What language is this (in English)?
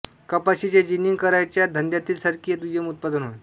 Marathi